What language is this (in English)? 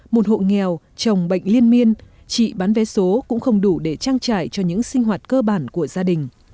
Vietnamese